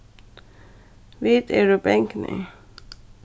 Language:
Faroese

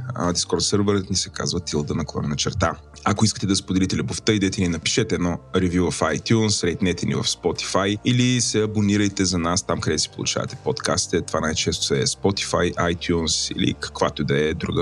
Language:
Bulgarian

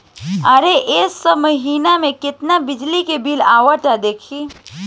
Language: Bhojpuri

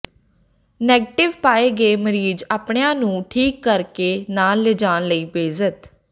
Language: Punjabi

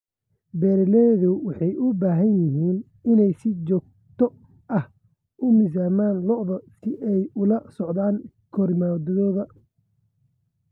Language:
Somali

